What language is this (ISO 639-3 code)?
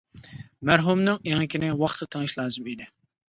uig